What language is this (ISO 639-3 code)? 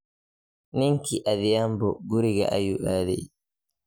som